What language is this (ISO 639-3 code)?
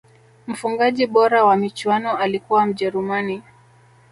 swa